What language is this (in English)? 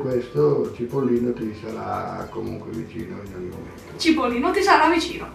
Italian